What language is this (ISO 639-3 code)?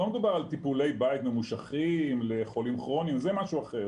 heb